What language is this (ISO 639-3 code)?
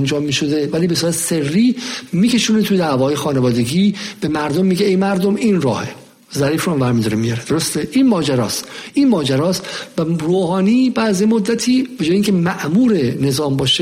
fas